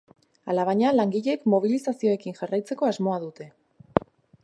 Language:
Basque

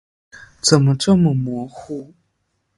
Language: Chinese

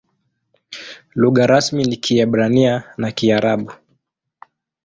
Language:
Swahili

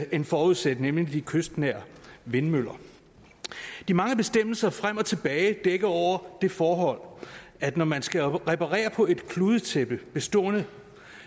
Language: Danish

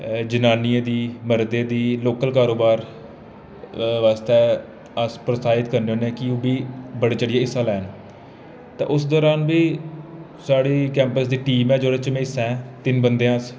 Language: Dogri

